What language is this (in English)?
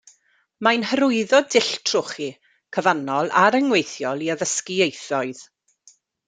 Welsh